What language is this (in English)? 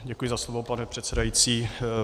Czech